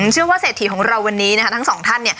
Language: Thai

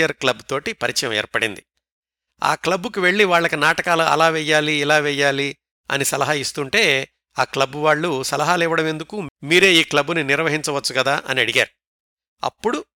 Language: Telugu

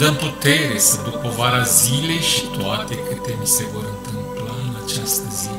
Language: Romanian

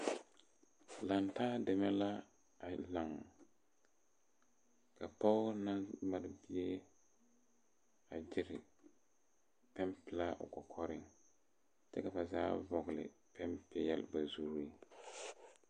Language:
Southern Dagaare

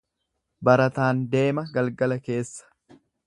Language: Oromo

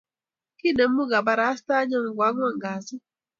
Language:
Kalenjin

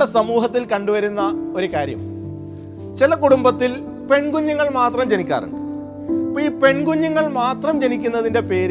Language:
Malayalam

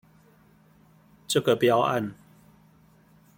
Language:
Chinese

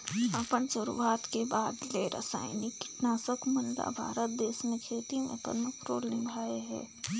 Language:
Chhattisgarhi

